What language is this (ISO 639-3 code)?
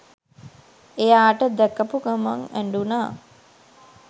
sin